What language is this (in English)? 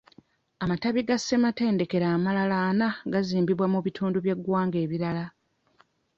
Ganda